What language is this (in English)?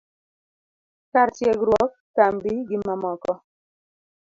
Luo (Kenya and Tanzania)